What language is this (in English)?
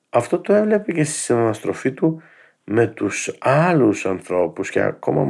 Greek